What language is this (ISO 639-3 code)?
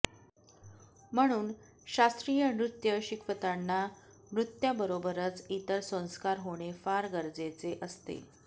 mar